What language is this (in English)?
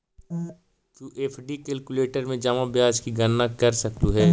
Magahi